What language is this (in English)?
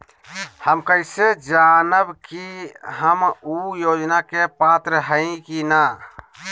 Magahi